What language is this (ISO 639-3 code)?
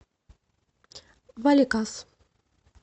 rus